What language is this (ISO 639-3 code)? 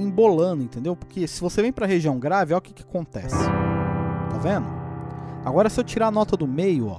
por